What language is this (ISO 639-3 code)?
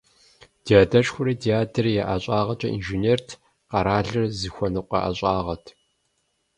kbd